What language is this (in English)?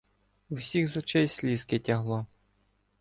Ukrainian